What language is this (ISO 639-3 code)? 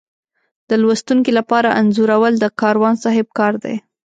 pus